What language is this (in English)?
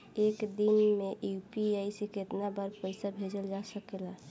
Bhojpuri